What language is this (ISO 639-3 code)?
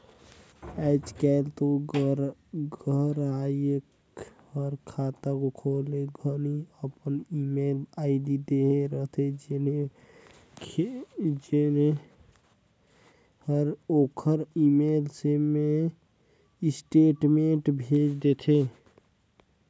hne